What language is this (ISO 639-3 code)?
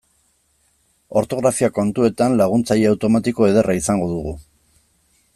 eus